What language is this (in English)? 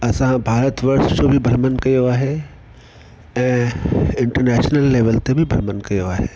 Sindhi